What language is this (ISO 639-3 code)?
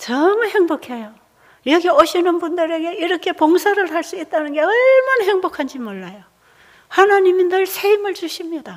kor